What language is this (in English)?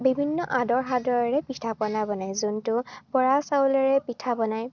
Assamese